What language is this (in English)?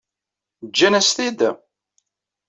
Kabyle